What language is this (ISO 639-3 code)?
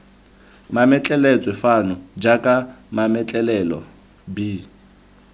tsn